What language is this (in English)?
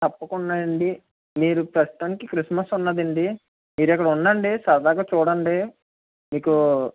Telugu